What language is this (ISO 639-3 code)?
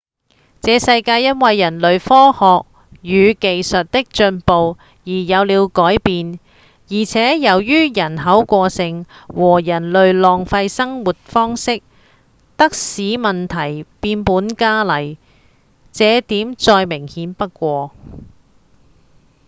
yue